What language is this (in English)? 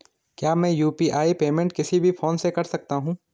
Hindi